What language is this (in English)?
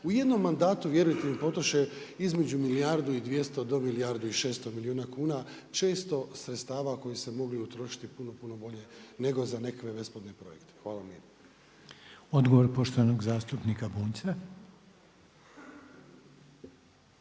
Croatian